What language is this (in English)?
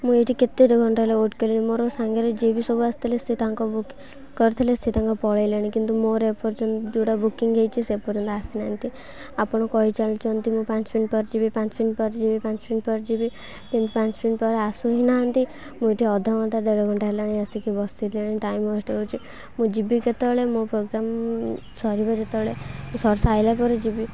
Odia